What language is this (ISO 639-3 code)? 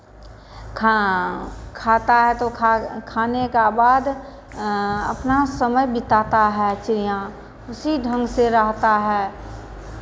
hin